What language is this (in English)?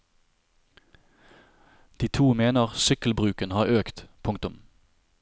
Norwegian